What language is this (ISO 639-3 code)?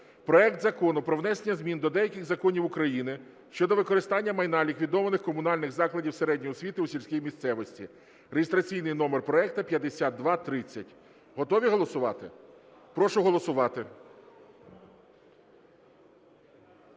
ukr